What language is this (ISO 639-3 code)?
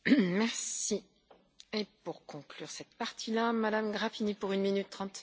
ron